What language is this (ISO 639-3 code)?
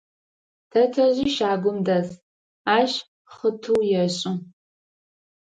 ady